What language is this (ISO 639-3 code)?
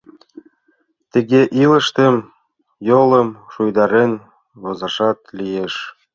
chm